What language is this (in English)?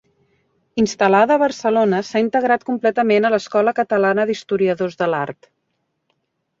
Catalan